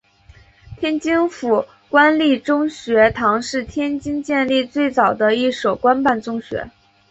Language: Chinese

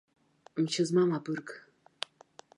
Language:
Abkhazian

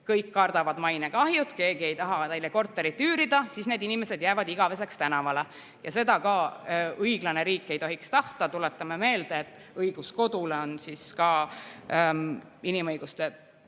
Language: Estonian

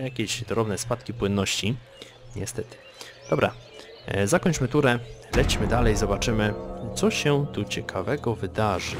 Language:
Polish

